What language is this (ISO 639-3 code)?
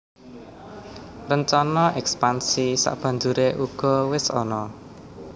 jav